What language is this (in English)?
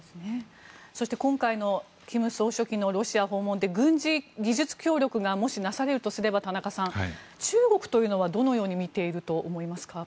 Japanese